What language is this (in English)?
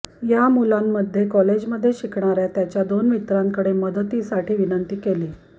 Marathi